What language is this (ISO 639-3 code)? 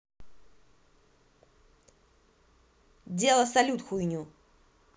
rus